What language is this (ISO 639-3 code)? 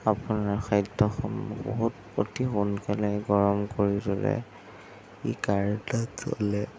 asm